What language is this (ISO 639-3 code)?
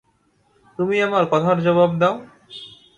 ben